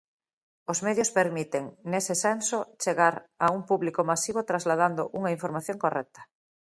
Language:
Galician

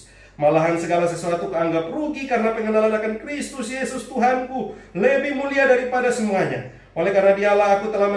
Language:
Indonesian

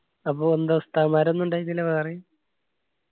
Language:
Malayalam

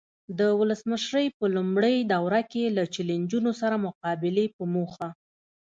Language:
Pashto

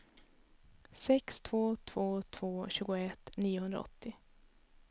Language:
Swedish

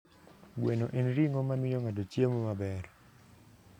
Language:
Luo (Kenya and Tanzania)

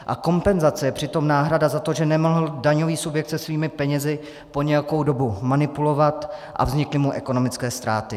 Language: Czech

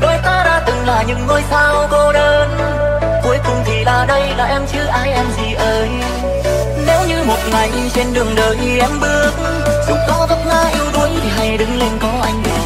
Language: Vietnamese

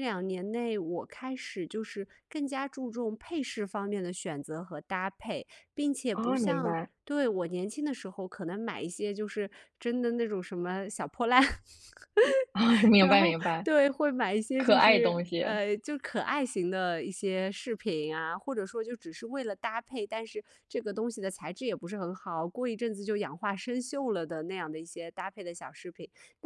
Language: Chinese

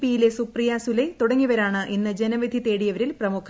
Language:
Malayalam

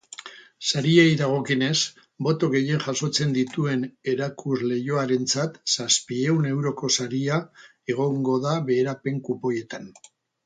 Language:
Basque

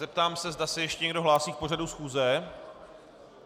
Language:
Czech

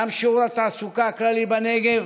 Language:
Hebrew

